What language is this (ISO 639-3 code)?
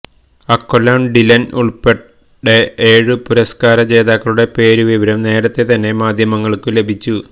mal